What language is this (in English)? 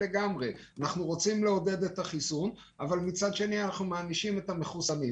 Hebrew